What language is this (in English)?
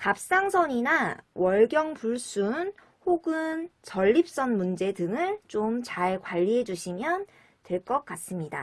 Korean